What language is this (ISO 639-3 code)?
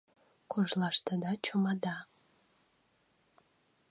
chm